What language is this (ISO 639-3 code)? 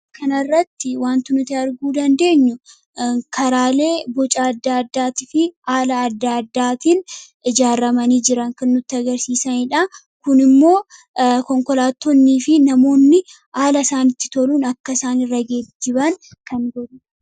orm